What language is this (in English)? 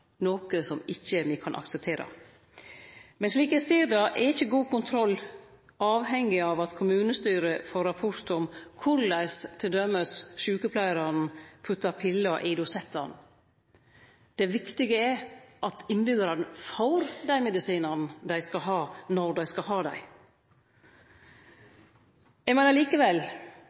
Norwegian Nynorsk